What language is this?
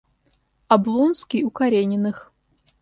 Russian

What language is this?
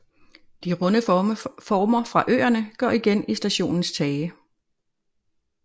Danish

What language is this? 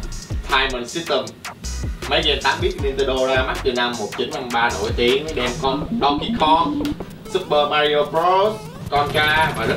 Vietnamese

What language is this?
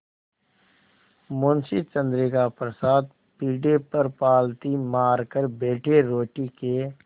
Hindi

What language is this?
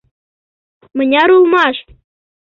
Mari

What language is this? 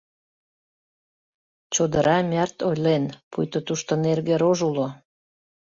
Mari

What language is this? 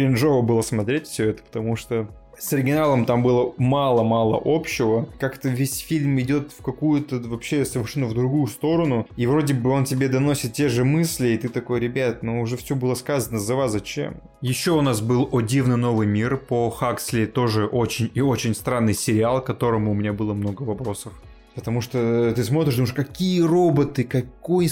Russian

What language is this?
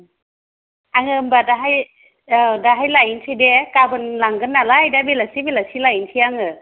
Bodo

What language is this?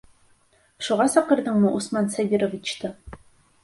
Bashkir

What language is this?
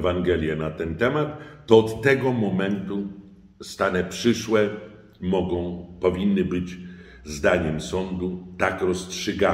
Polish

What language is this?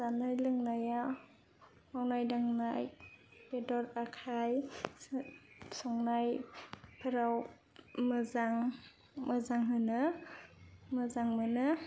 Bodo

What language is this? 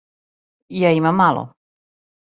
Serbian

